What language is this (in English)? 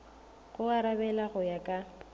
Northern Sotho